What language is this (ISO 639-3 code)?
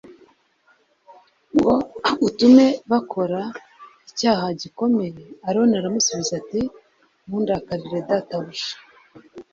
kin